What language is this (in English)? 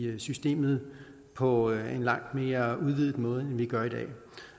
Danish